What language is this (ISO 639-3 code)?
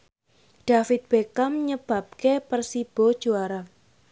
jav